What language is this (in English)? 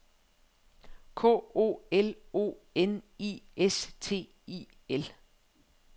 Danish